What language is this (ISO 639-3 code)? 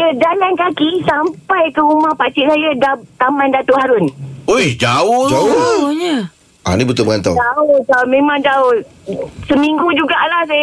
msa